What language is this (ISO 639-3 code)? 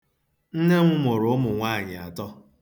ibo